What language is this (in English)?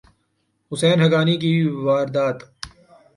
Urdu